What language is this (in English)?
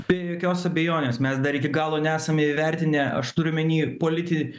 Lithuanian